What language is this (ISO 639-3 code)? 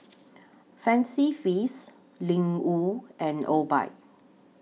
eng